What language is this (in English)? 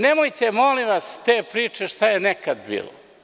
Serbian